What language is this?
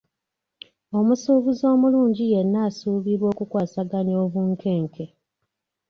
Ganda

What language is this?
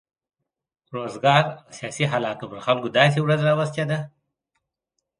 Pashto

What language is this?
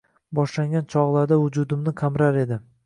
Uzbek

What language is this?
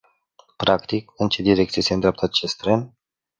Romanian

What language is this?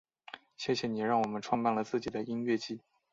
Chinese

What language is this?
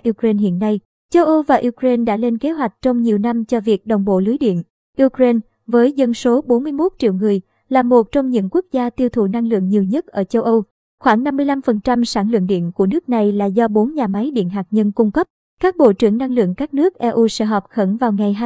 Vietnamese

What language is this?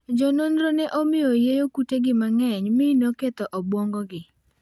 Luo (Kenya and Tanzania)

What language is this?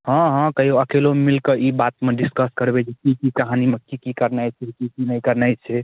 Maithili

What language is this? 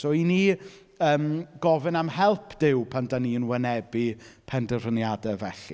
Welsh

